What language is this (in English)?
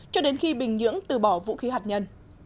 Vietnamese